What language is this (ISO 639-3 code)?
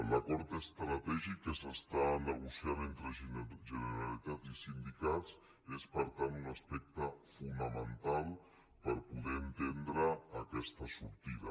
cat